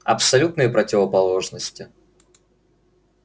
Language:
Russian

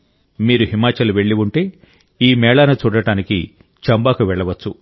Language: Telugu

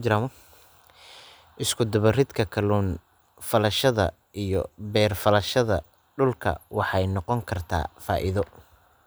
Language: Somali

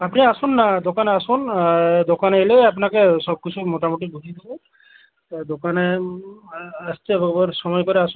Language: Bangla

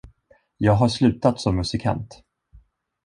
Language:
Swedish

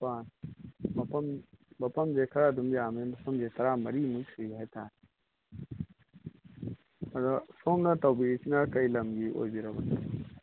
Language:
Manipuri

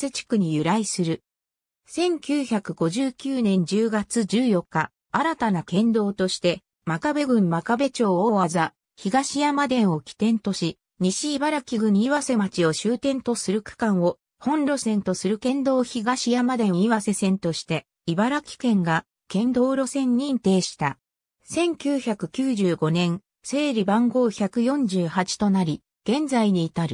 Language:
Japanese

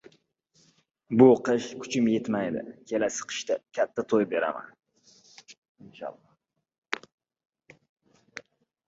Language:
Uzbek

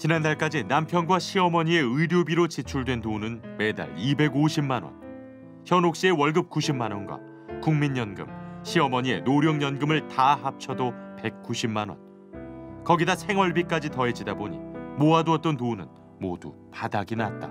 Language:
Korean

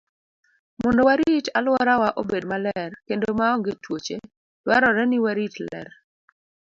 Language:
Luo (Kenya and Tanzania)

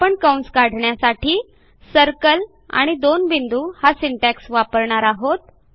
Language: Marathi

